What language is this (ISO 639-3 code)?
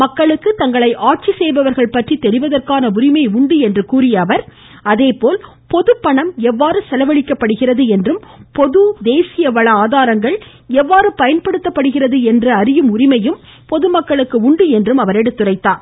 tam